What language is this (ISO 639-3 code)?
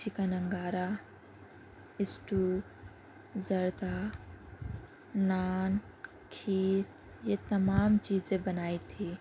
urd